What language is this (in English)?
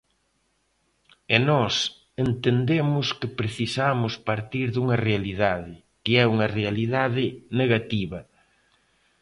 Galician